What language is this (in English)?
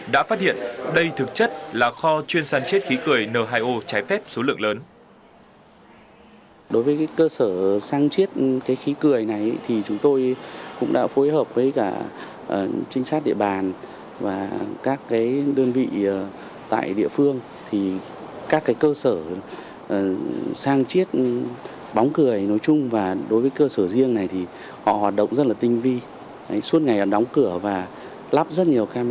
Vietnamese